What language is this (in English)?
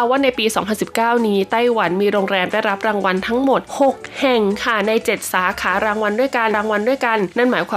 Thai